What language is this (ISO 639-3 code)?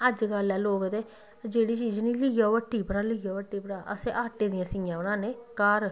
doi